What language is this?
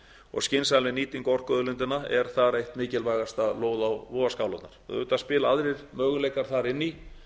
Icelandic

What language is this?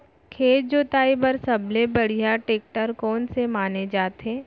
Chhattisgarhi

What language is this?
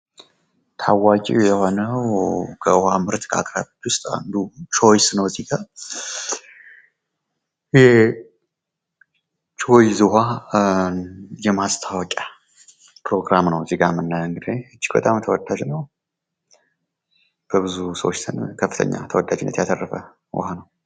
Amharic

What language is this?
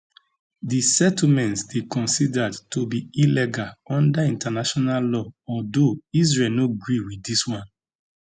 Nigerian Pidgin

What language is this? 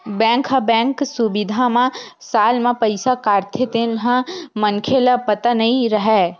Chhattisgarhi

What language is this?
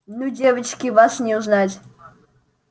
Russian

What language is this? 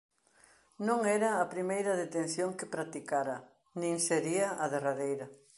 Galician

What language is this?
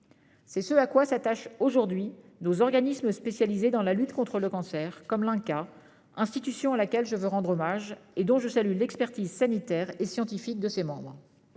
French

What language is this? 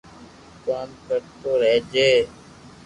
Loarki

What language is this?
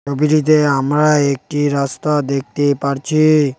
Bangla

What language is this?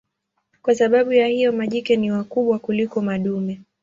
Swahili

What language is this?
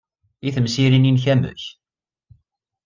Kabyle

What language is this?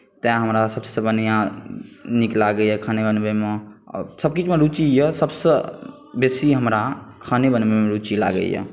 Maithili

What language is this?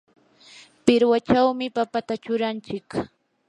Yanahuanca Pasco Quechua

